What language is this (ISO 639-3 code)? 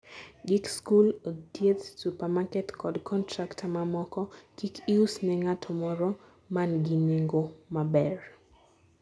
luo